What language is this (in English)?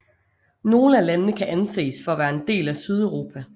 Danish